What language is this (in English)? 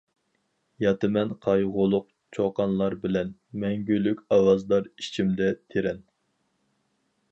Uyghur